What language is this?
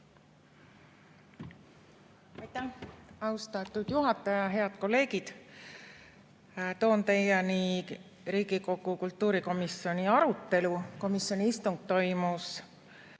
Estonian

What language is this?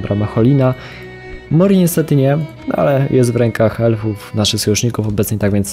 Polish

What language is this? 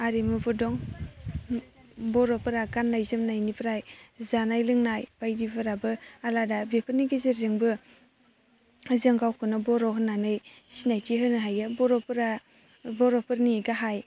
Bodo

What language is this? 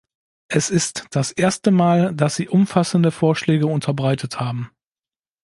German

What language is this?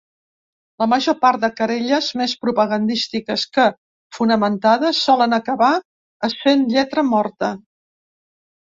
Catalan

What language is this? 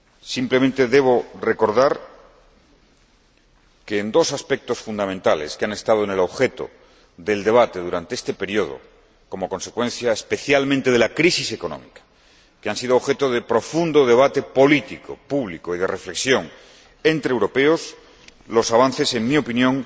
Spanish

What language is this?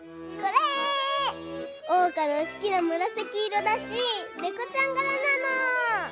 Japanese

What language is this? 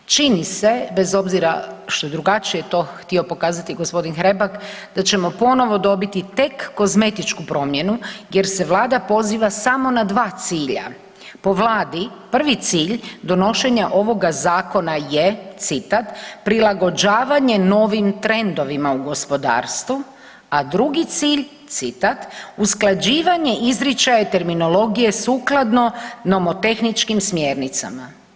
Croatian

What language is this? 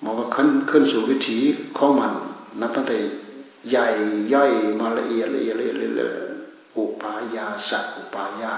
Thai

